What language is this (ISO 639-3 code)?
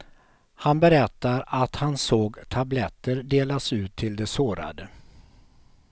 swe